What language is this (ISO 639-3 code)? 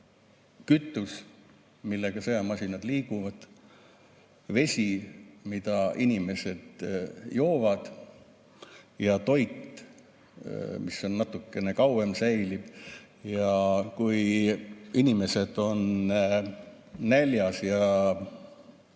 est